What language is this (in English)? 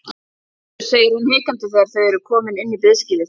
Icelandic